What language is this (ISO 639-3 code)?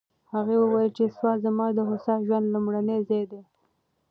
pus